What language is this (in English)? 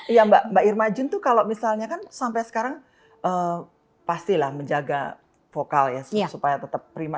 Indonesian